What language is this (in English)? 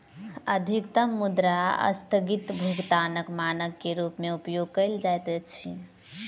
Maithili